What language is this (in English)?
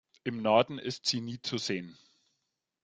German